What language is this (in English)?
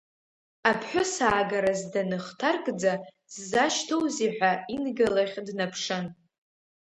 Abkhazian